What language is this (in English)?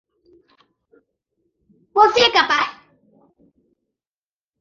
Portuguese